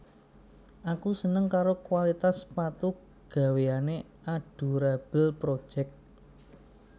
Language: Javanese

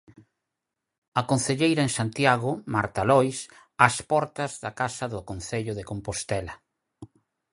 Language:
Galician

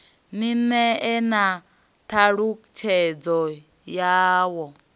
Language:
Venda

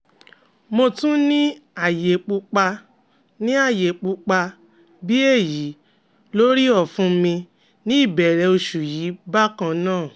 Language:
Yoruba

